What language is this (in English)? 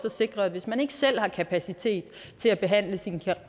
Danish